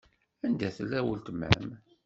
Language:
Kabyle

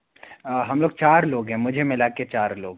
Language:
Hindi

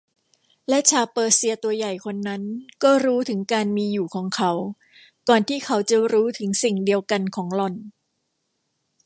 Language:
Thai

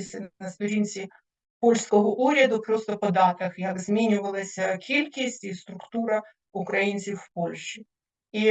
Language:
Ukrainian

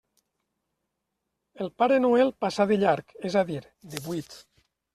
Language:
Catalan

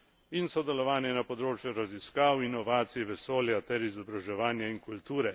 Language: Slovenian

